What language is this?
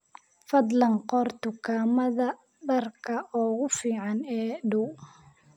Somali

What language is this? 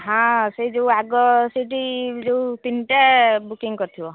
Odia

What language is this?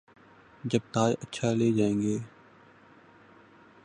Urdu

